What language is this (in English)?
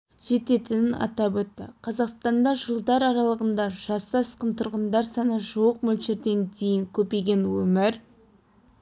Kazakh